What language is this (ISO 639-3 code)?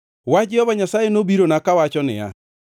luo